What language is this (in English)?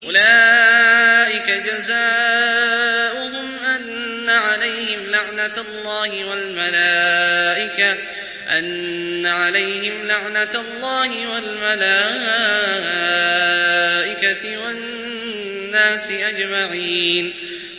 Arabic